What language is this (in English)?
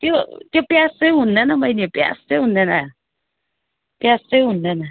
Nepali